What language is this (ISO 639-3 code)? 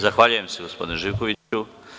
srp